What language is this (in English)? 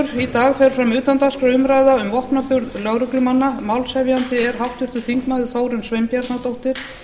Icelandic